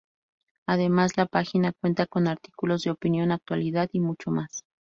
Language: Spanish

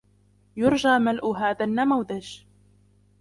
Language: Arabic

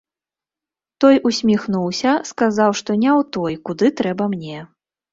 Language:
Belarusian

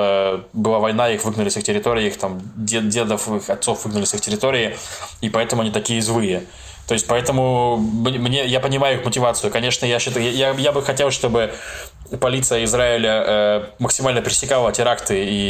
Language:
Russian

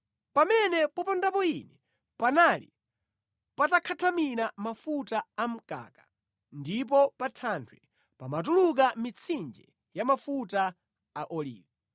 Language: Nyanja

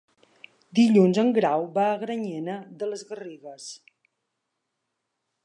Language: Catalan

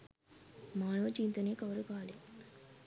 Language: Sinhala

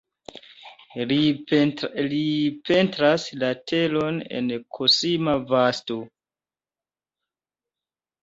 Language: Esperanto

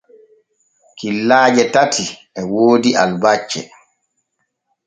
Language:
Borgu Fulfulde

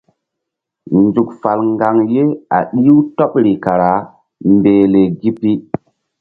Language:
Mbum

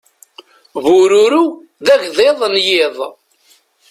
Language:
Kabyle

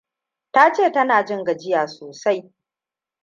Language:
Hausa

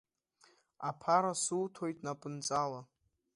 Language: Abkhazian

